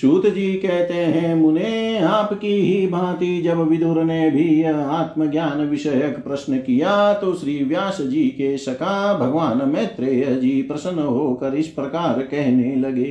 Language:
Hindi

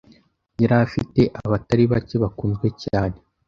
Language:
Kinyarwanda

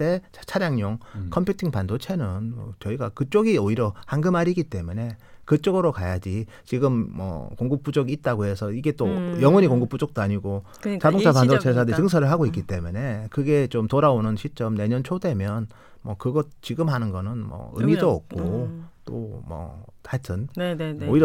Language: Korean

